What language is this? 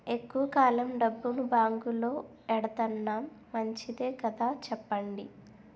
Telugu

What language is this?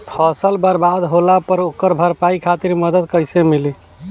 Bhojpuri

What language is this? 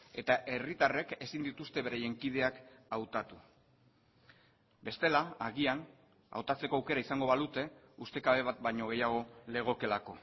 Basque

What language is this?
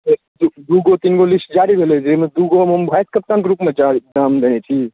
Maithili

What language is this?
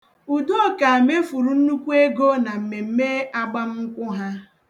Igbo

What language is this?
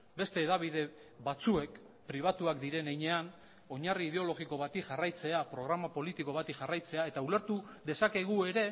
Basque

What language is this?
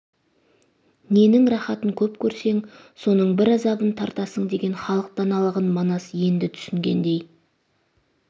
Kazakh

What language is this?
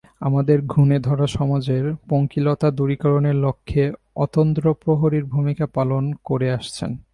Bangla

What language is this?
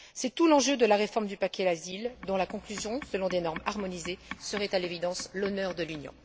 French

